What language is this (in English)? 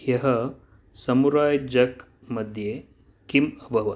Sanskrit